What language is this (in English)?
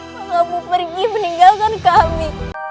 Indonesian